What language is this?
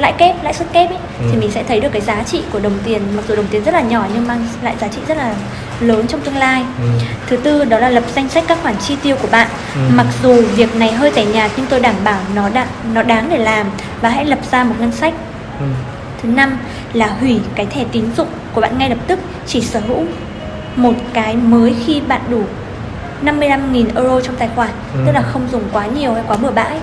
Vietnamese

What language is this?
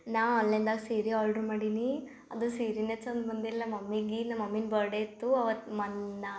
Kannada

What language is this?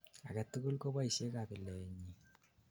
Kalenjin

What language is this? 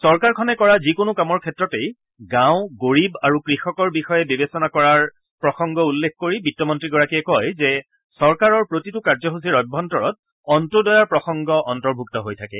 Assamese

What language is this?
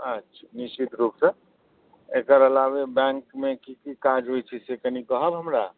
Maithili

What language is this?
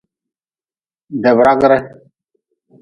Nawdm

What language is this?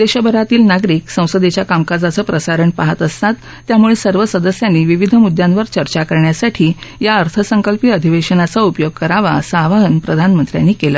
Marathi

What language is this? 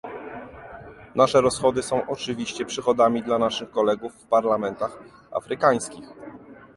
Polish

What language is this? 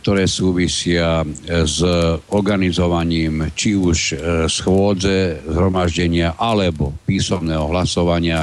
Slovak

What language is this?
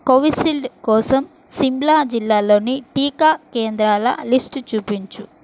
Telugu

